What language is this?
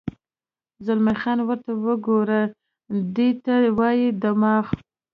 Pashto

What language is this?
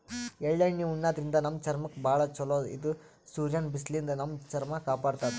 Kannada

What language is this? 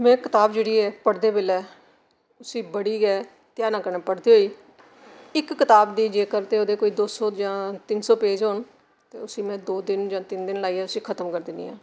Dogri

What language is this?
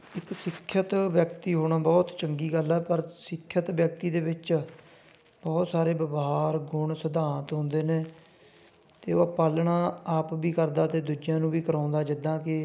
Punjabi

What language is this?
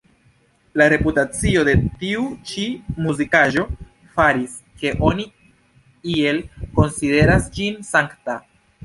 Esperanto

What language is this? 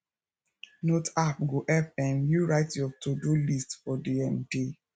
Nigerian Pidgin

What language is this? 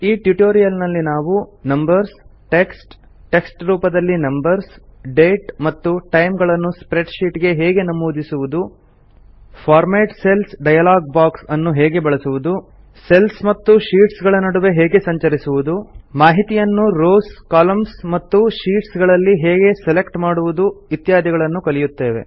Kannada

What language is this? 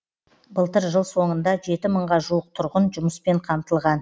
Kazakh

